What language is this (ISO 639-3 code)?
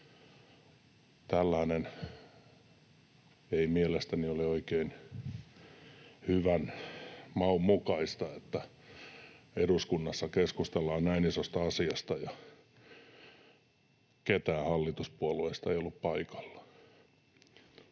fin